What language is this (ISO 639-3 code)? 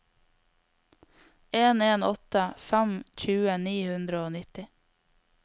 nor